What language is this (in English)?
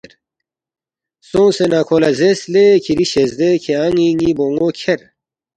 Balti